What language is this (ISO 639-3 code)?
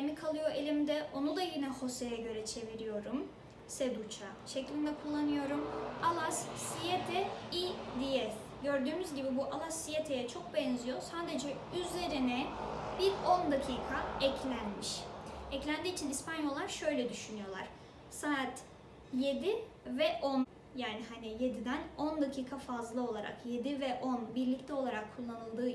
tur